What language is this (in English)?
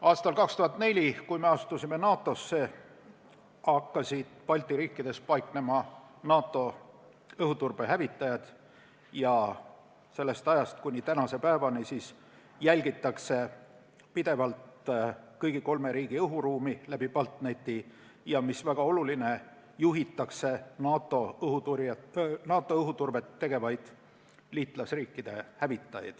Estonian